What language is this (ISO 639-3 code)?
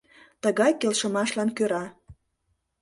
chm